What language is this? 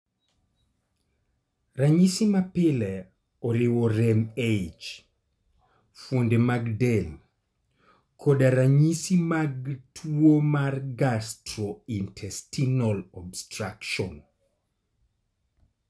Luo (Kenya and Tanzania)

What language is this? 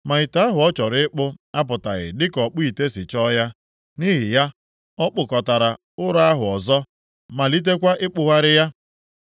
Igbo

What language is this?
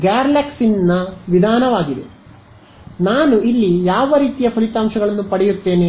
Kannada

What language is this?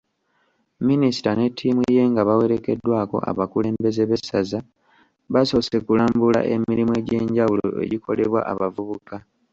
Ganda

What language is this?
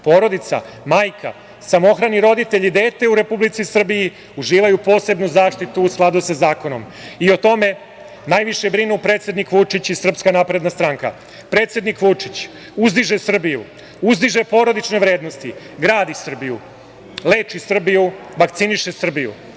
Serbian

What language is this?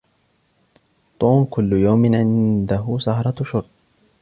Arabic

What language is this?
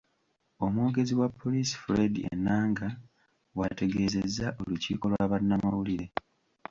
Ganda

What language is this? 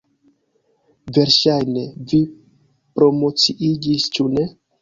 Esperanto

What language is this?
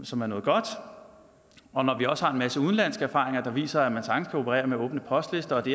Danish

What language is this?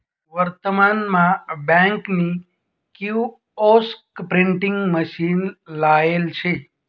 Marathi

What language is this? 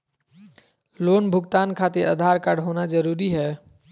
Magahi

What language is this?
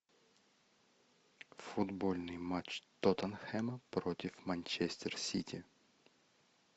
Russian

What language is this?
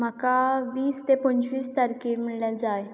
Konkani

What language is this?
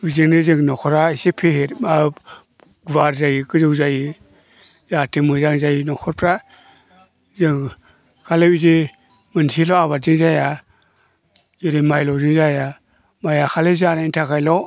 Bodo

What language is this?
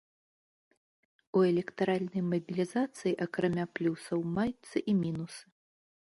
Belarusian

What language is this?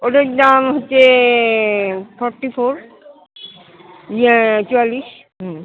Bangla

